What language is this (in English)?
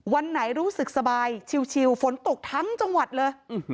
Thai